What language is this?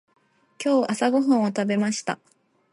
Japanese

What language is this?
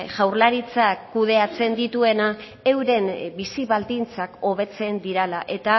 Basque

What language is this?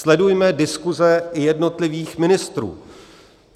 Czech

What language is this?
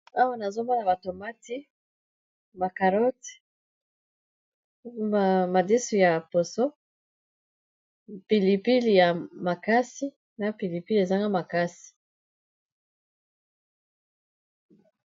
Lingala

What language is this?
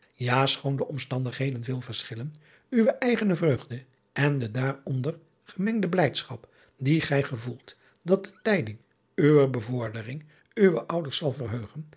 Dutch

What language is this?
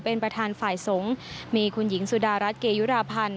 Thai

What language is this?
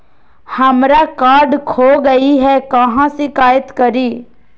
Magahi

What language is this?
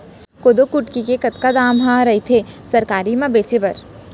Chhattisgarhi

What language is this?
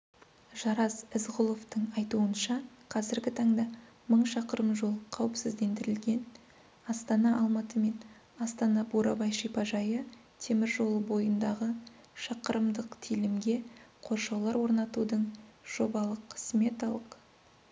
Kazakh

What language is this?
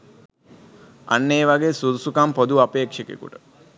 Sinhala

